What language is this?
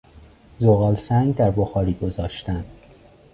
Persian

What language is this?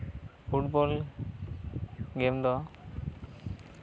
Santali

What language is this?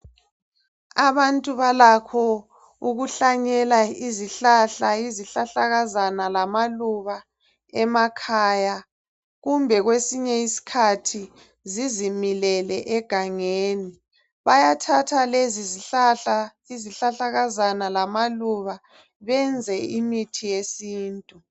North Ndebele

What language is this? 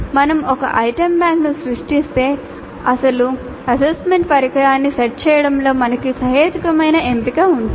Telugu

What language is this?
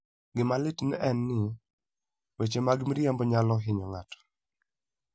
Luo (Kenya and Tanzania)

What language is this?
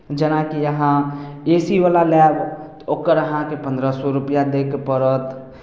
Maithili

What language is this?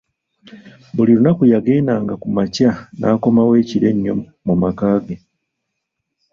Ganda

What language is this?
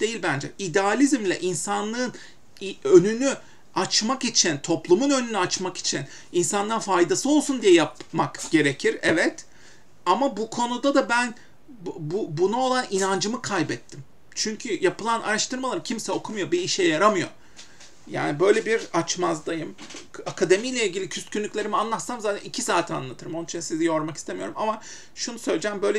Turkish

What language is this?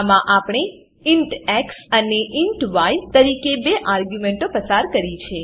Gujarati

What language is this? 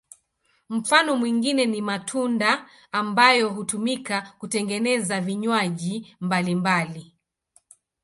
Swahili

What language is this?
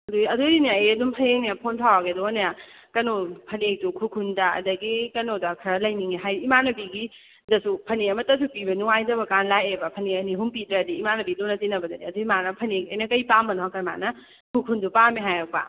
Manipuri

